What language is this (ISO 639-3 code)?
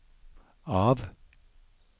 nor